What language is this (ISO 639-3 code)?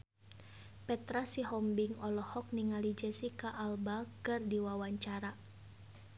sun